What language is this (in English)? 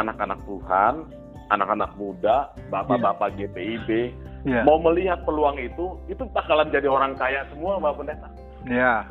Indonesian